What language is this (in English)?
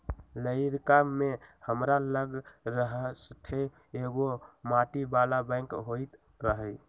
Magahi